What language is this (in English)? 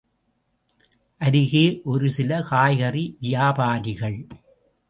Tamil